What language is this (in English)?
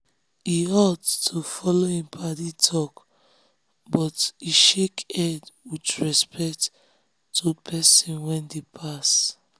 Nigerian Pidgin